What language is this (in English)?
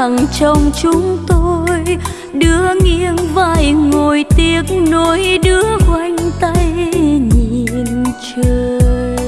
Vietnamese